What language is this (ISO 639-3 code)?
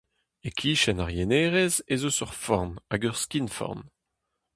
bre